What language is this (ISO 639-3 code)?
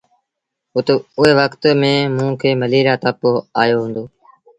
sbn